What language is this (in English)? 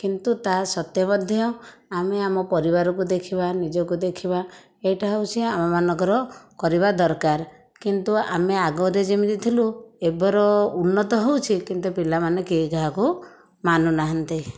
Odia